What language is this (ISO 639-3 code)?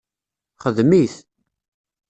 kab